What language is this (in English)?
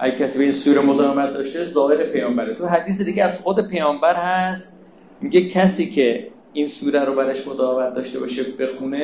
Persian